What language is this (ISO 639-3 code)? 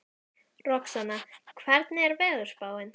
isl